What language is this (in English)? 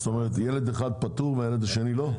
Hebrew